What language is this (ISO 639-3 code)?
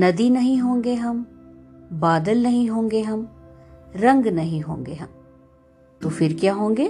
hin